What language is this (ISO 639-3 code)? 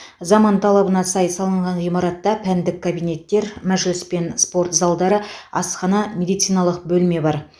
kaz